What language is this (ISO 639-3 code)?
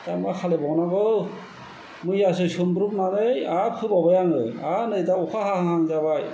brx